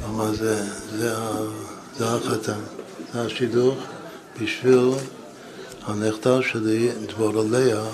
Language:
Hebrew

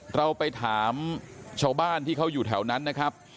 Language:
Thai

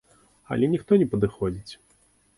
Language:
Belarusian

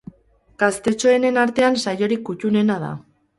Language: Basque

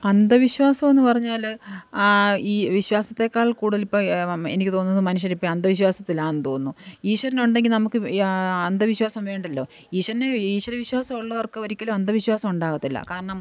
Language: Malayalam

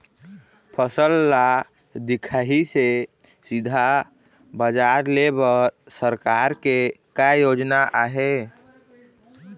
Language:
Chhattisgarhi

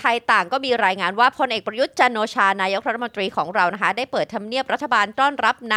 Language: Thai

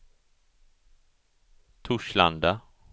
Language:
Swedish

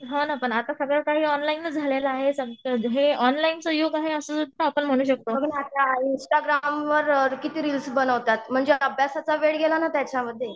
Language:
Marathi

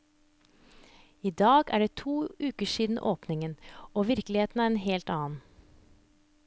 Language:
Norwegian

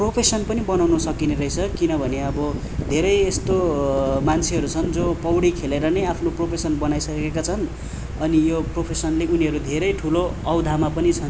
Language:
Nepali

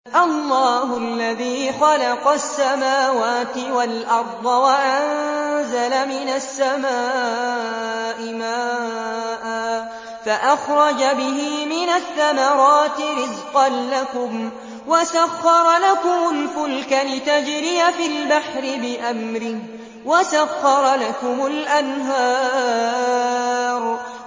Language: Arabic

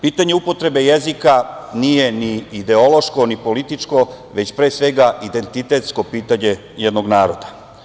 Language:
Serbian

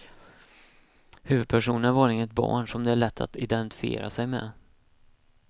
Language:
Swedish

